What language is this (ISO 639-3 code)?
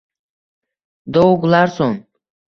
uzb